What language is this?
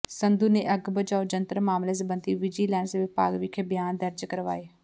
Punjabi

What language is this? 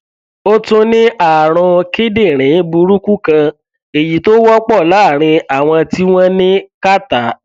Yoruba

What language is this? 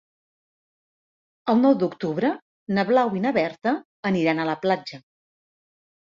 Catalan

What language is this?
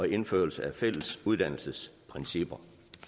Danish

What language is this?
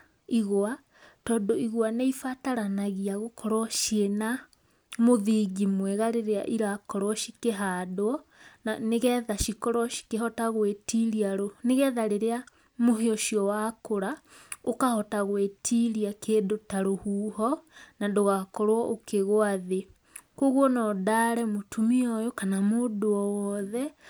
Kikuyu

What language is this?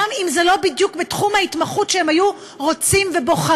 Hebrew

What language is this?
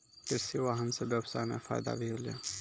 Maithili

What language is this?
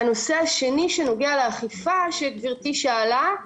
Hebrew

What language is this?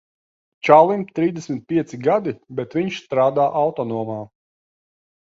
Latvian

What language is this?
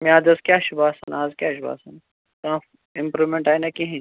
Kashmiri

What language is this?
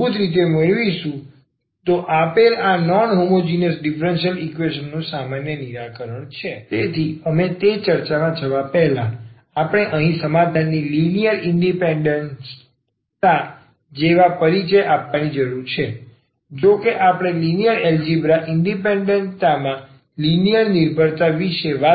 Gujarati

